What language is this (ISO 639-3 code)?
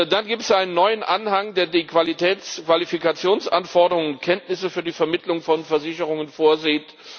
deu